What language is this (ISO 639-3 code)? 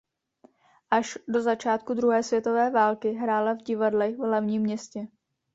ces